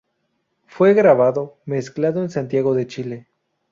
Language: Spanish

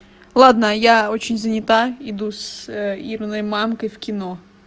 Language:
Russian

